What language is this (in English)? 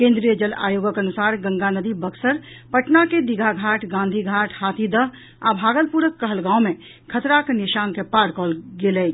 Maithili